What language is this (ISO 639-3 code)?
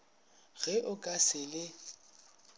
nso